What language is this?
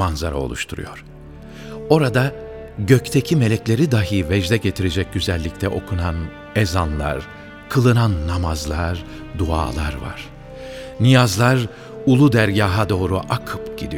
Turkish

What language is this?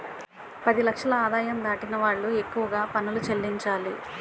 Telugu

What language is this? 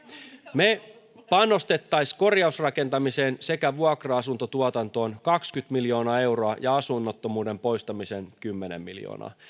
Finnish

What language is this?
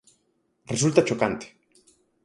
Galician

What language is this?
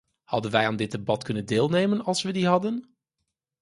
Dutch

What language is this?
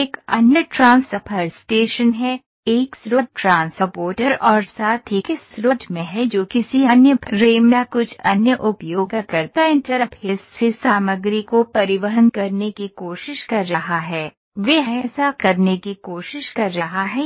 Hindi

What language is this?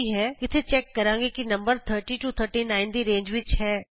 Punjabi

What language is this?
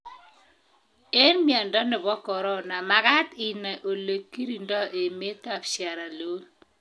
Kalenjin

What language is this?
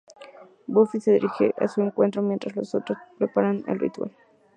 Spanish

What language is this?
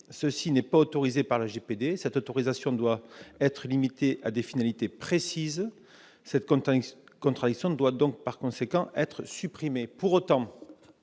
French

